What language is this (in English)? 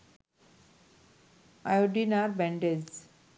Bangla